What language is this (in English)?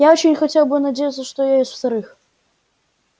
Russian